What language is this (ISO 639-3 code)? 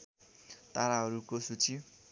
nep